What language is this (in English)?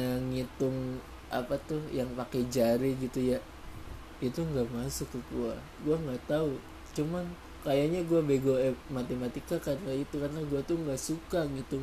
Indonesian